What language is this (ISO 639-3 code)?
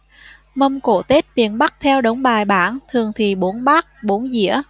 vie